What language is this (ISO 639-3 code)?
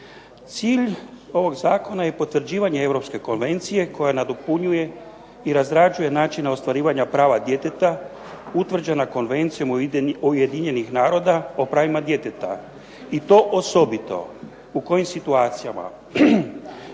hrv